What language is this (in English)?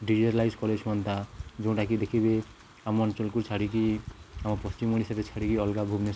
Odia